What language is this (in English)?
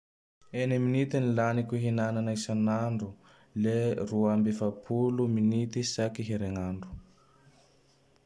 Tandroy-Mahafaly Malagasy